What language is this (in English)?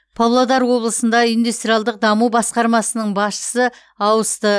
Kazakh